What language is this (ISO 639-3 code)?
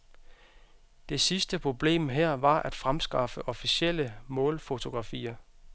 dan